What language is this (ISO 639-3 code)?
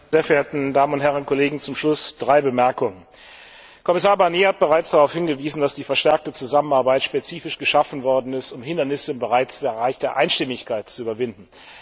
deu